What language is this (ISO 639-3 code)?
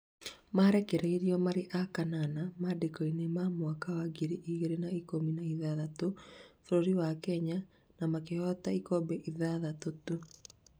kik